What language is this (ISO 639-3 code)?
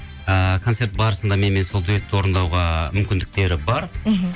kaz